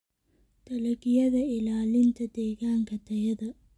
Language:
Somali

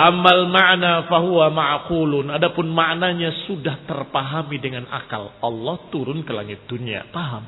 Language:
Indonesian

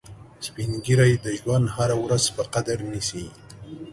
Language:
Pashto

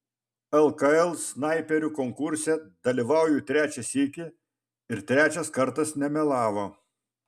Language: Lithuanian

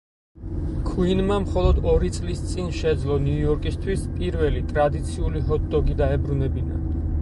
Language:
Georgian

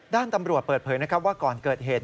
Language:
Thai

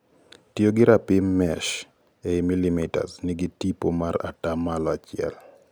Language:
Luo (Kenya and Tanzania)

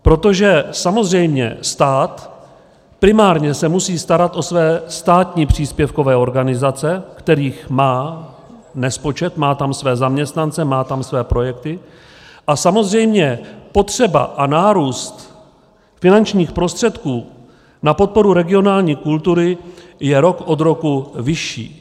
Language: Czech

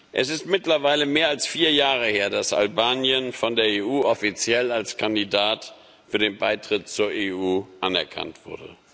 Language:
German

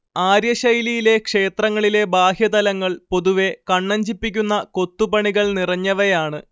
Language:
Malayalam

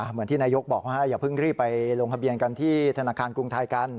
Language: Thai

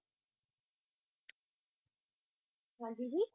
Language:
Punjabi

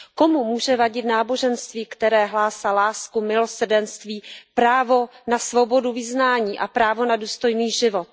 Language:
Czech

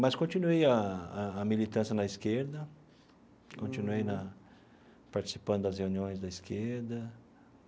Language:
Portuguese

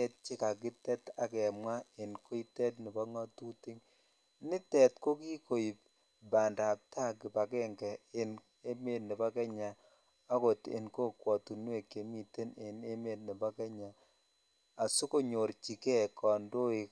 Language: Kalenjin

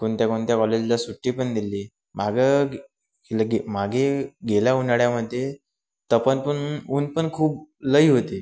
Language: Marathi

